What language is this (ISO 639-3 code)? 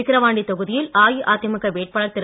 tam